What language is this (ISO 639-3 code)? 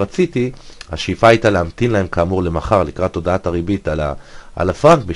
heb